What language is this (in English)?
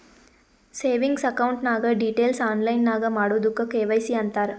Kannada